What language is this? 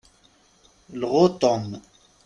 Kabyle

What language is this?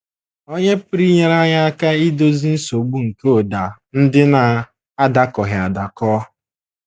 Igbo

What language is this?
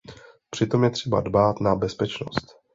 Czech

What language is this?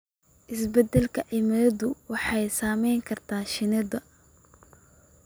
Somali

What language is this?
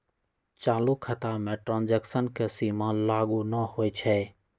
Magahi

